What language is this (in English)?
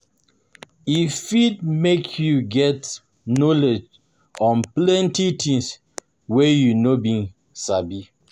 Nigerian Pidgin